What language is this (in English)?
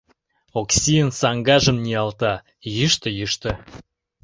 Mari